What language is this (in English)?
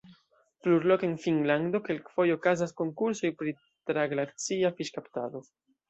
Esperanto